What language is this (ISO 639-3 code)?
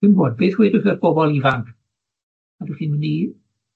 cym